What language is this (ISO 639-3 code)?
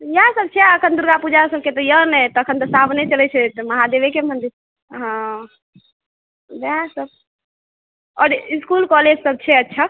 mai